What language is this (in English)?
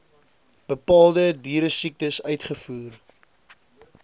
Afrikaans